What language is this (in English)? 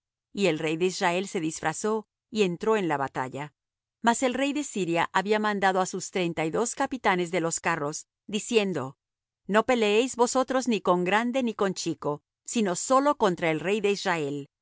Spanish